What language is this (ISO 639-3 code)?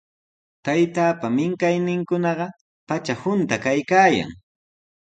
qws